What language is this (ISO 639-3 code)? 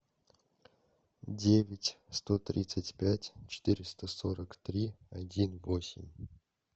rus